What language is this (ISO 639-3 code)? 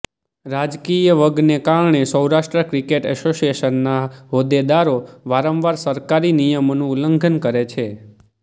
guj